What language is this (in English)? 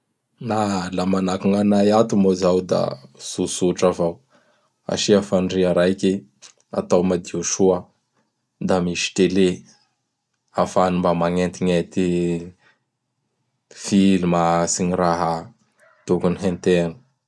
Bara Malagasy